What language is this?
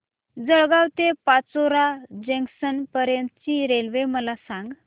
Marathi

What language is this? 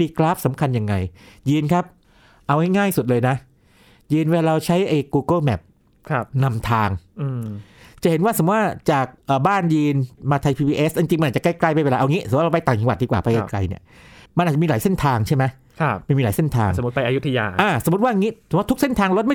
Thai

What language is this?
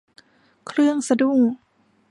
Thai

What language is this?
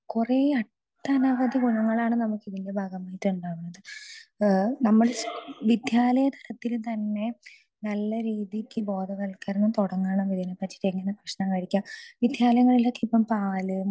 Malayalam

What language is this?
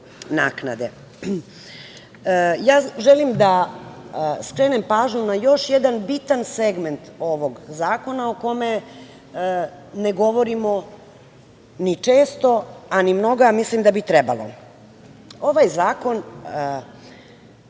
Serbian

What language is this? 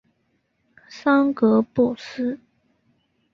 Chinese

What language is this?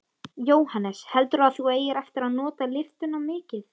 Icelandic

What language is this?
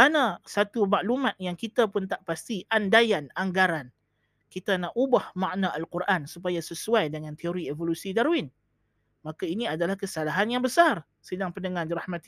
Malay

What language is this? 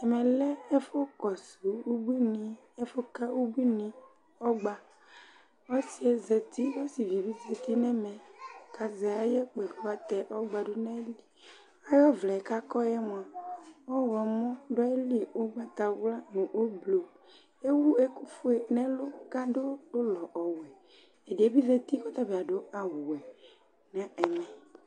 Ikposo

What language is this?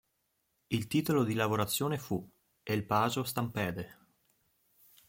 Italian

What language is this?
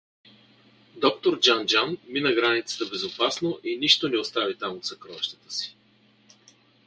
Bulgarian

